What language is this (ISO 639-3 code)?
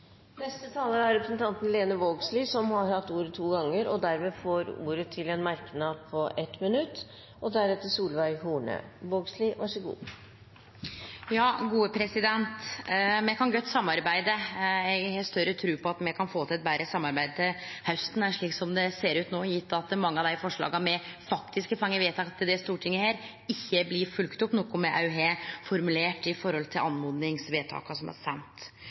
nor